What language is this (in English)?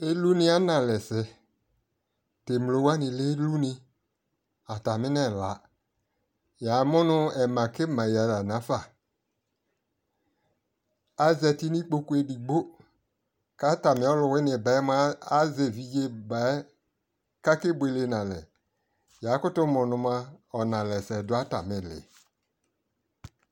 Ikposo